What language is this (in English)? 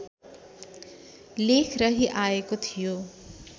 Nepali